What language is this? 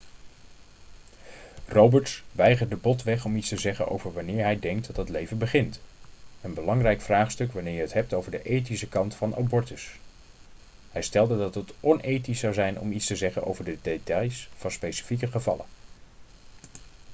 Dutch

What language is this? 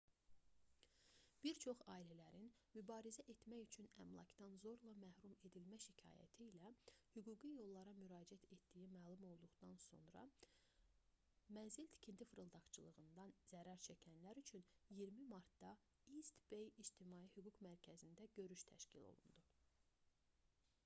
Azerbaijani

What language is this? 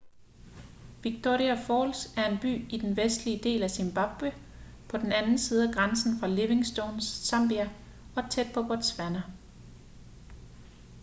Danish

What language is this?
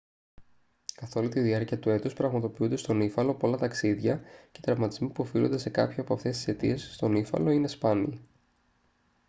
Greek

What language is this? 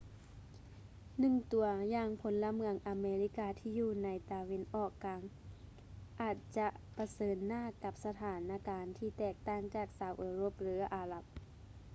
Lao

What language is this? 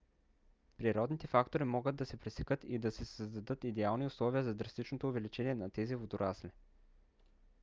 Bulgarian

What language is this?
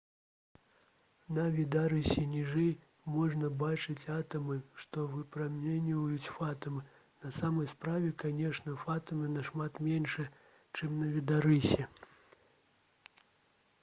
Belarusian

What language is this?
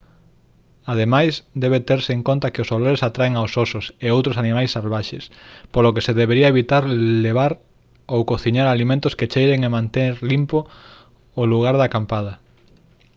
Galician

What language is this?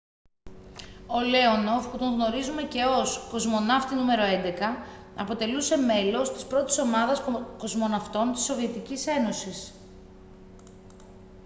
Greek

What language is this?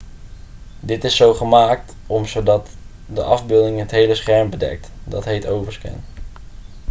Dutch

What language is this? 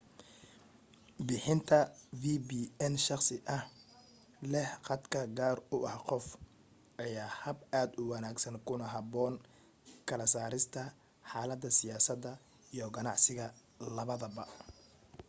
Somali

